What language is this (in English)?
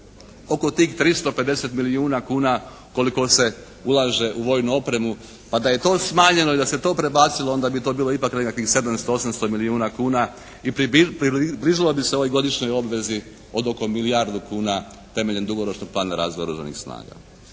Croatian